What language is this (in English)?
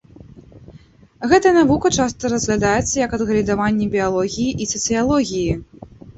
Belarusian